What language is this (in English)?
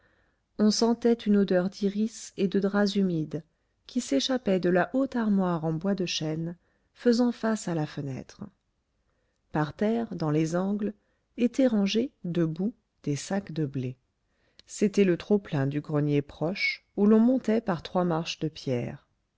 French